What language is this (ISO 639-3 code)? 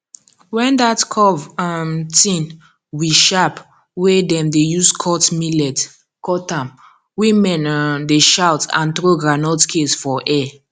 pcm